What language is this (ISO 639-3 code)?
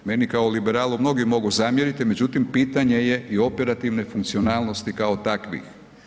hrv